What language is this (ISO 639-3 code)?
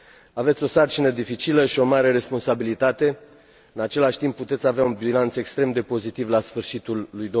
ron